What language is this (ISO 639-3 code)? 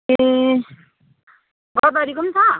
nep